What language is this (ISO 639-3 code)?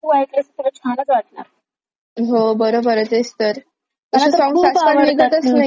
mar